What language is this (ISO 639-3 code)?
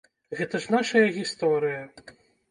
bel